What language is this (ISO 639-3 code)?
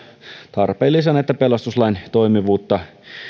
fin